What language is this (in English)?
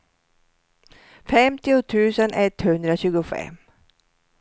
Swedish